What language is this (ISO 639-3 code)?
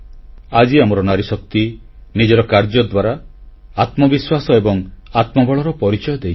ori